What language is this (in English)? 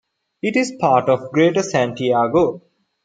English